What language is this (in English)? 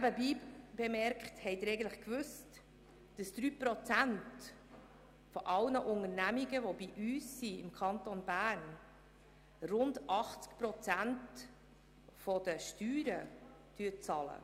Swiss German